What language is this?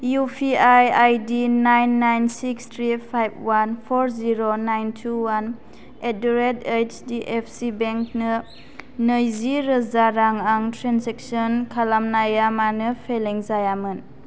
Bodo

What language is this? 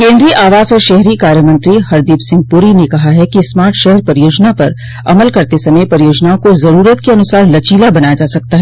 Hindi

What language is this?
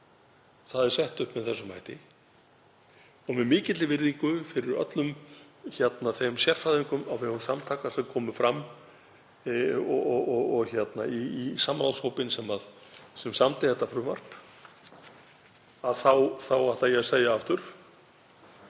Icelandic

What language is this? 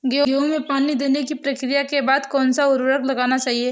Hindi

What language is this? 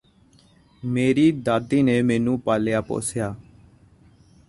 Punjabi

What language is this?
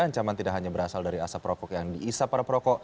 Indonesian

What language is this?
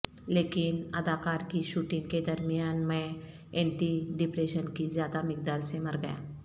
Urdu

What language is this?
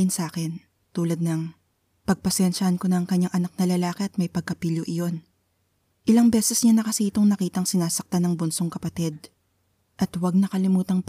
Filipino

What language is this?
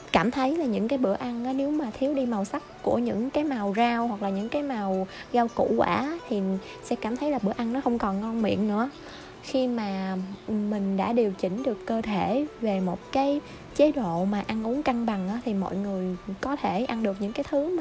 Vietnamese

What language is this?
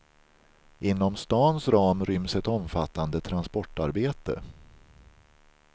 Swedish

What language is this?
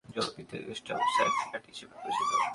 Bangla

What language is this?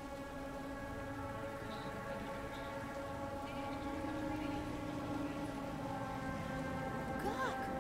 Russian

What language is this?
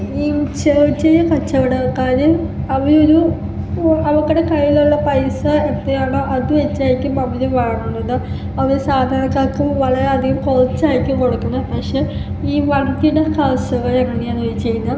Malayalam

